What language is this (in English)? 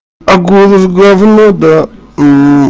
Russian